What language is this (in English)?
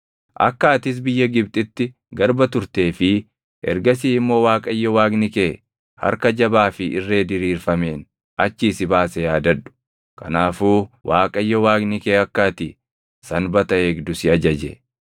Oromo